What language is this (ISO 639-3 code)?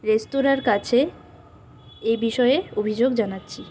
ben